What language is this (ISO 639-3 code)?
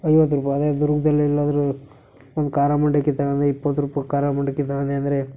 kan